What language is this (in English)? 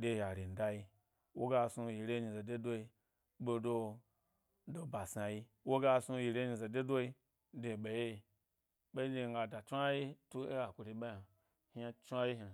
Gbari